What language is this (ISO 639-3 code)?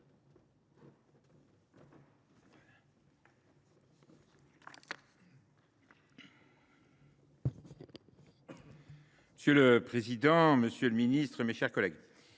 fra